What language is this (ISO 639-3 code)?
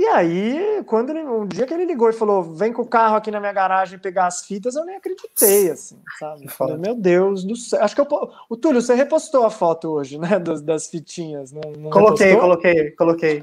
por